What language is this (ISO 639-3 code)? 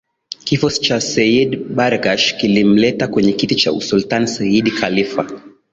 swa